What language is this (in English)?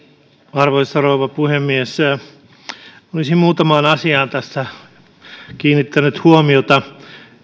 Finnish